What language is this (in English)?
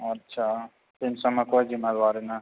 Maithili